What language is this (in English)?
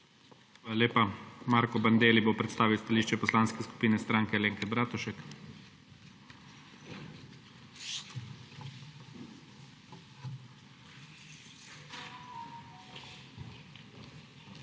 Slovenian